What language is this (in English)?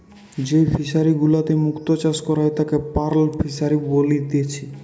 Bangla